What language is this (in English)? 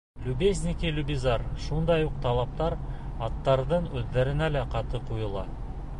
Bashkir